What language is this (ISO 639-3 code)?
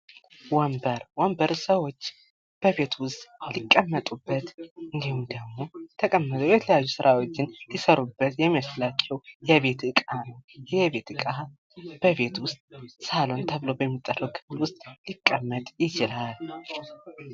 amh